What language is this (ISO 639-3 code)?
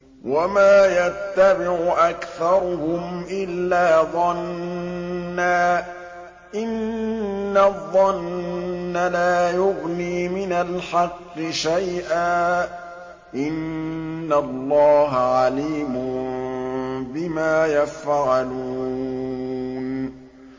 ara